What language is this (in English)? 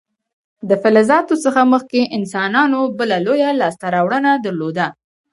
Pashto